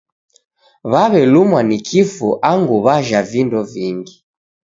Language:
Taita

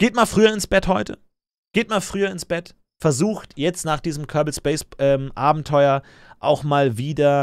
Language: German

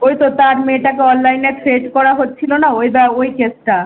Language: Bangla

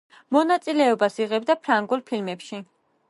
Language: Georgian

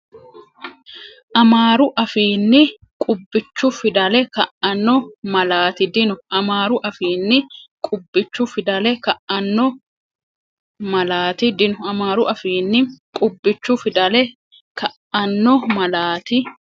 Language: Sidamo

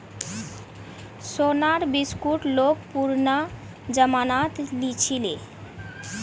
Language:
Magahi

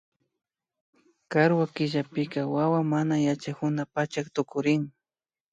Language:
Imbabura Highland Quichua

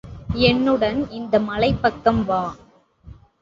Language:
Tamil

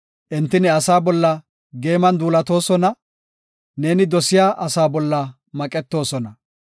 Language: Gofa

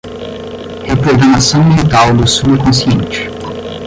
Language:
Portuguese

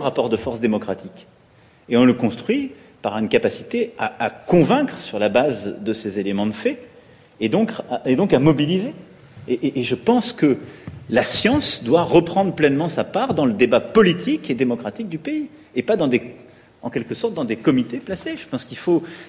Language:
French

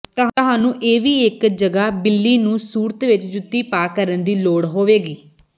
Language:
Punjabi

